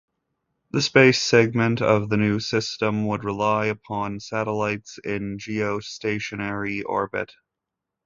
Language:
English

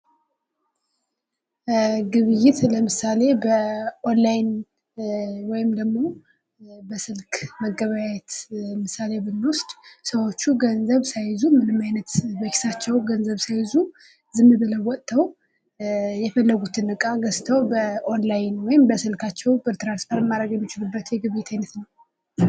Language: Amharic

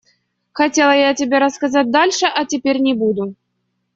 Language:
Russian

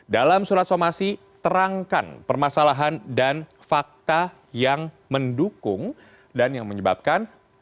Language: Indonesian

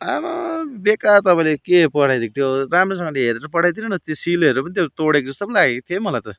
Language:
Nepali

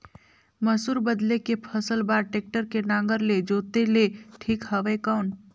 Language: Chhattisgarhi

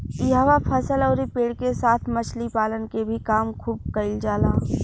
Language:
Bhojpuri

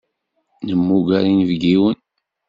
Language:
Kabyle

